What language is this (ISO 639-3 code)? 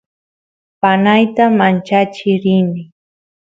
qus